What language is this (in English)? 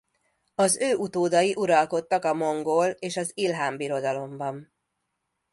Hungarian